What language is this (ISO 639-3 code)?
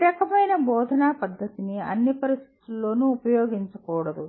tel